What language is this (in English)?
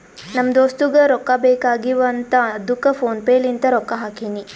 Kannada